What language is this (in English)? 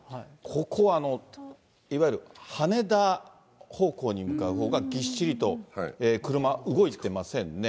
Japanese